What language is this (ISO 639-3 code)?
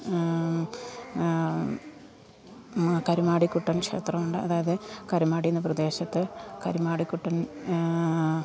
mal